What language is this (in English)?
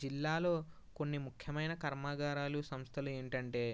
Telugu